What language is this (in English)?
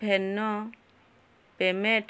Odia